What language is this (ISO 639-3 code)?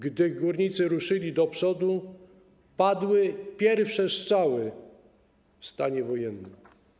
pol